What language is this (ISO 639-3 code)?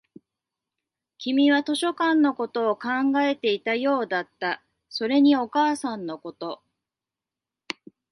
jpn